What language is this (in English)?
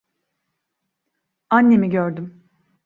Turkish